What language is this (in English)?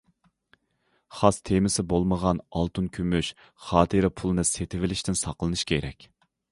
Uyghur